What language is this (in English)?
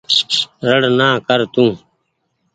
Goaria